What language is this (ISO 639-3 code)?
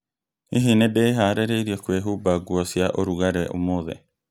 kik